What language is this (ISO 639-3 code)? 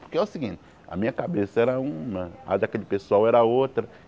por